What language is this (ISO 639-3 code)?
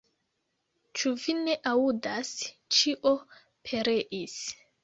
epo